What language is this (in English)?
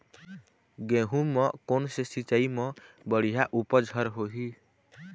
Chhattisgarhi